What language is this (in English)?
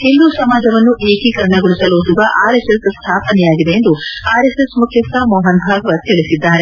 Kannada